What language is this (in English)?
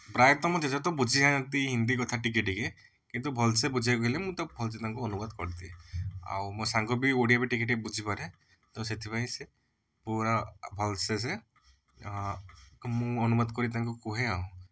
Odia